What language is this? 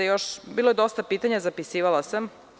Serbian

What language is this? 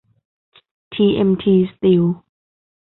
Thai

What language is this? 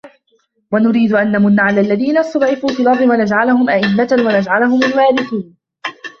Arabic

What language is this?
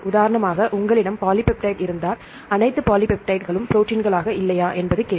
Tamil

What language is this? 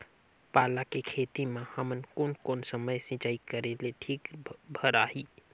Chhattisgarhi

